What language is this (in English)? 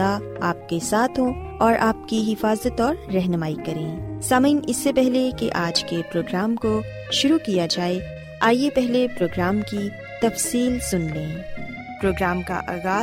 Urdu